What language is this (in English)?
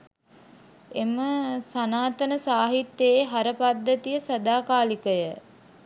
Sinhala